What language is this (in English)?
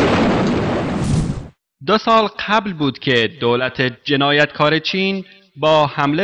Persian